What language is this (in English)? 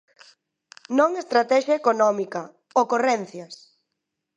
Galician